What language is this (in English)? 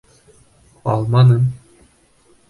Bashkir